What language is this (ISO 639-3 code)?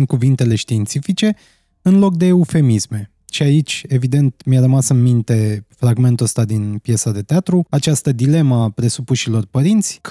ron